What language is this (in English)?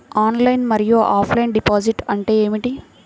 Telugu